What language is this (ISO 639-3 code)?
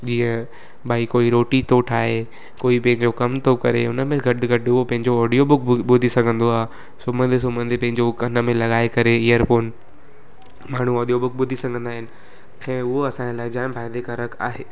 snd